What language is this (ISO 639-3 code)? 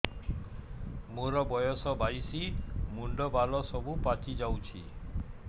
ori